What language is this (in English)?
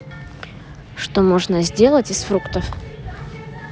Russian